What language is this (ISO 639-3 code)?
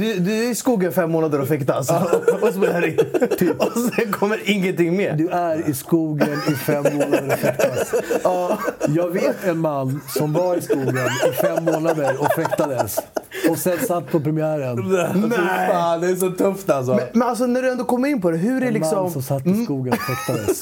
swe